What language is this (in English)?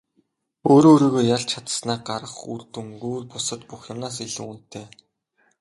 Mongolian